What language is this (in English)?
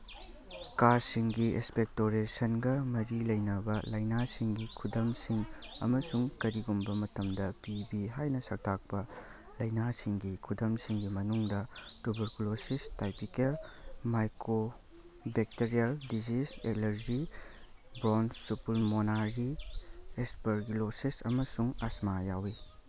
Manipuri